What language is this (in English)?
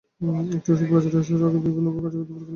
Bangla